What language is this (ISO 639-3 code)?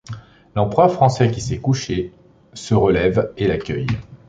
fra